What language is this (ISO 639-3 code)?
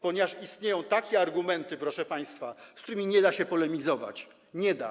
pol